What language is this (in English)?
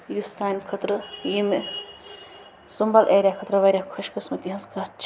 Kashmiri